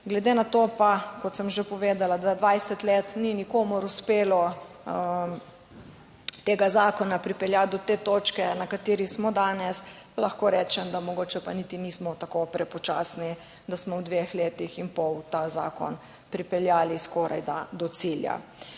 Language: Slovenian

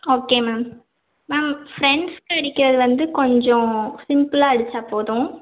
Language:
Tamil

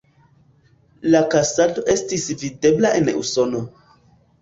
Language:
Esperanto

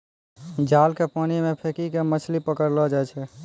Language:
Maithili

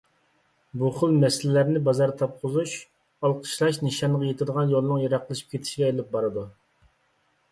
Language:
Uyghur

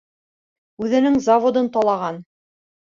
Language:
Bashkir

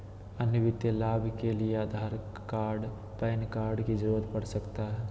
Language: Magahi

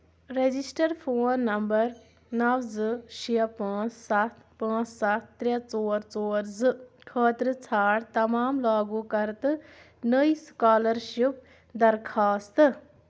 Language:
Kashmiri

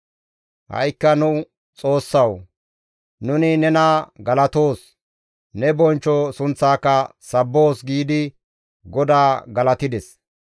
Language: Gamo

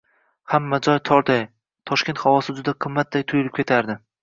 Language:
Uzbek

